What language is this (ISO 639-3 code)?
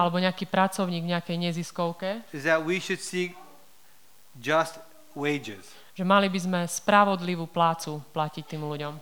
slk